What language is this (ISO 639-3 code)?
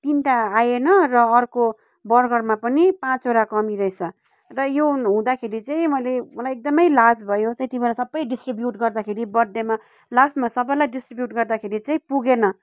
nep